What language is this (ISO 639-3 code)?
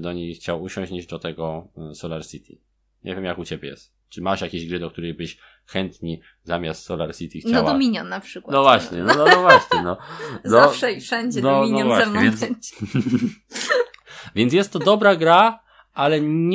pol